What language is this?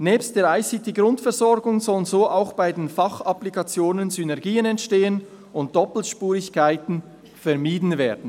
Swiss German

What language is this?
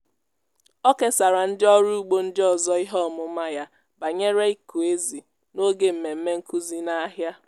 Igbo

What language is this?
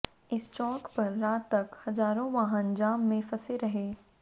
Hindi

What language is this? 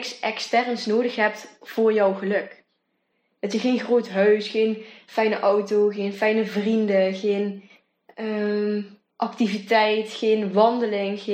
Dutch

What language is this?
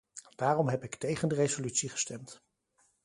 Dutch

